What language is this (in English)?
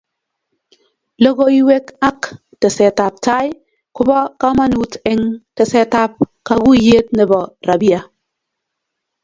Kalenjin